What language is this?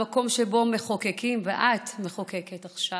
Hebrew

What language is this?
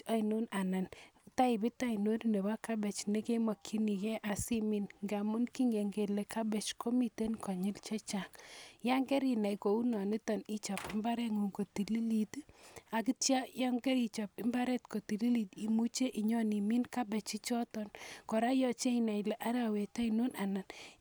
Kalenjin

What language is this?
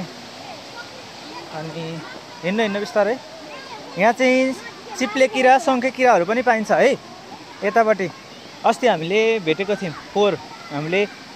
Hindi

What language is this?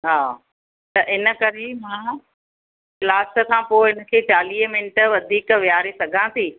Sindhi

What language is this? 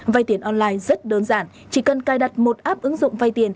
Vietnamese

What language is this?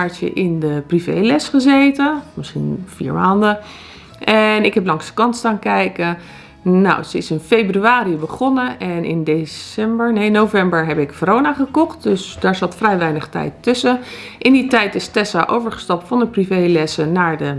Dutch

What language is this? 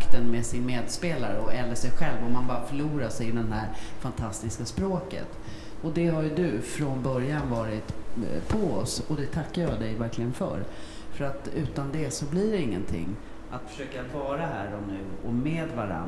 Swedish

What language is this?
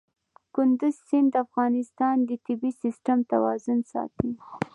Pashto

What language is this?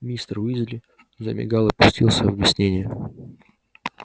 Russian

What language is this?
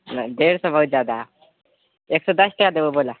Maithili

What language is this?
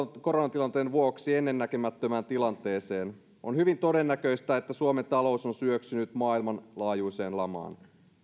Finnish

